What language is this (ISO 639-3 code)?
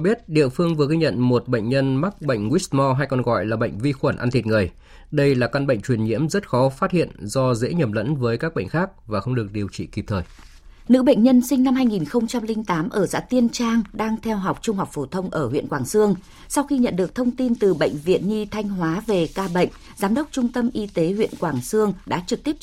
vie